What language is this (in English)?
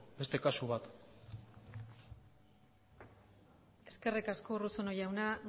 Basque